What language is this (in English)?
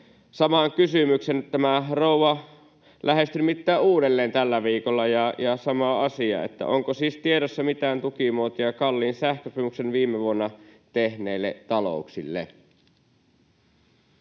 Finnish